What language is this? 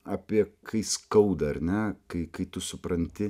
Lithuanian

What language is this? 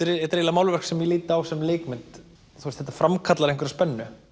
Icelandic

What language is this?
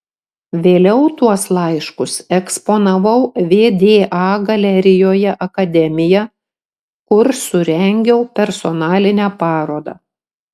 Lithuanian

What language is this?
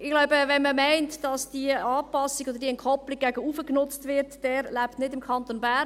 Swiss German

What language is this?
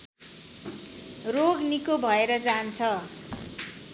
Nepali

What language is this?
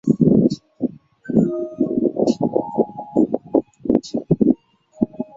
Chinese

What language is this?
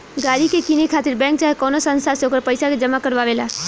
Bhojpuri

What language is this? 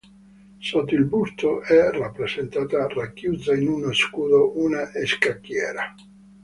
Italian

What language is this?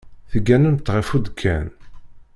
Kabyle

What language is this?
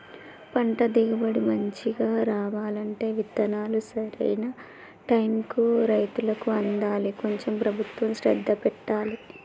Telugu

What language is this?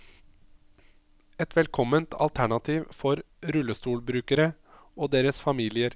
Norwegian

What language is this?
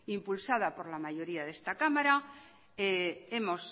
Spanish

